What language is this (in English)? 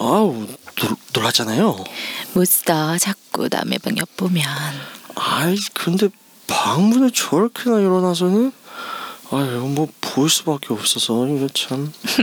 Korean